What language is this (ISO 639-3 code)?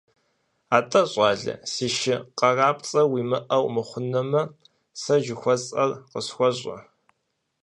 kbd